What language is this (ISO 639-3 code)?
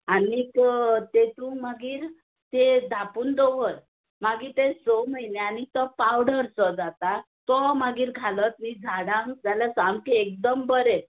kok